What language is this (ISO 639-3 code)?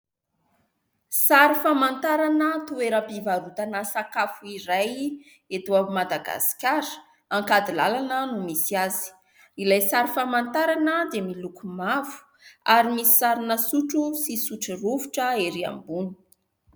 mlg